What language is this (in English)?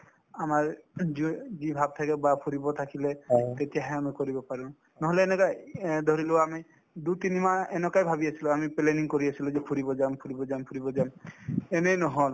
Assamese